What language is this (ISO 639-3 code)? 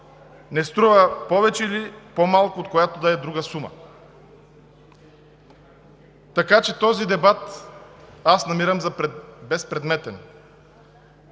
bul